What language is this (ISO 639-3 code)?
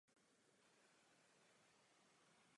ces